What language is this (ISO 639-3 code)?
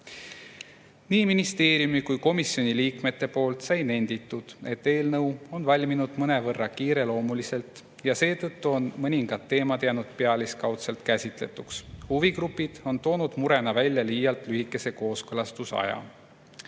est